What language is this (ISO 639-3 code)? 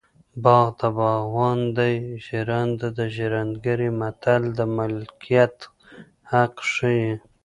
pus